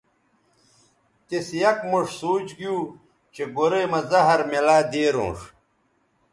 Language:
Bateri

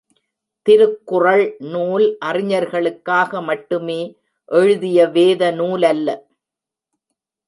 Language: Tamil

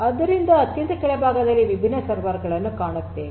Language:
Kannada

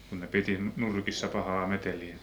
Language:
Finnish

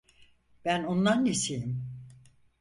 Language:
Turkish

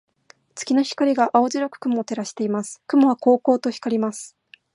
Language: Japanese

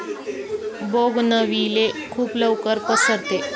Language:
Marathi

